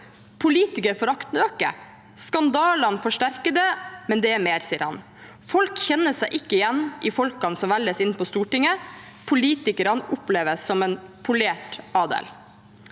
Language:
Norwegian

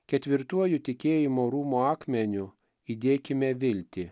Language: Lithuanian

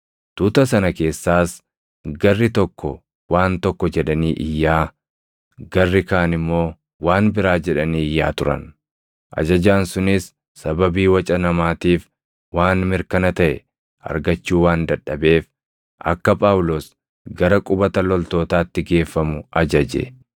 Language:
Oromo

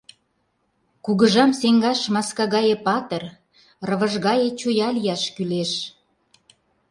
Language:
Mari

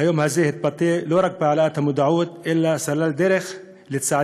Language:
Hebrew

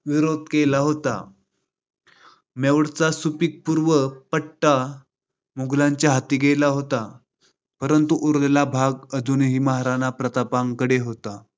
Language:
Marathi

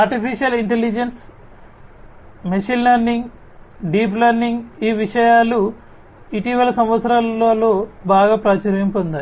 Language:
Telugu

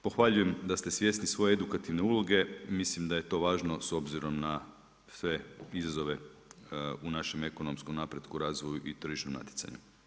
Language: Croatian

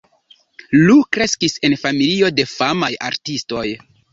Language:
Esperanto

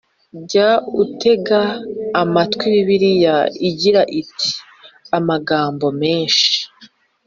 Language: Kinyarwanda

